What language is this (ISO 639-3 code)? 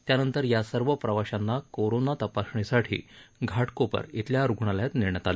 mar